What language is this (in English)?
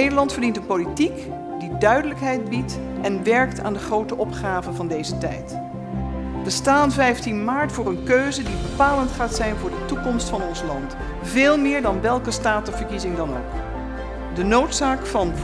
Dutch